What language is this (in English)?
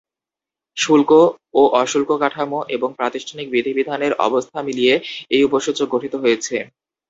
Bangla